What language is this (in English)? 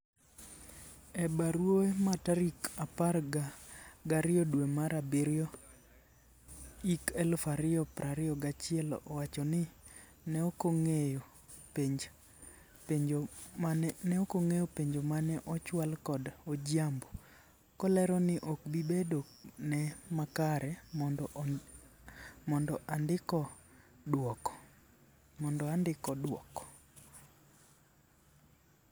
Luo (Kenya and Tanzania)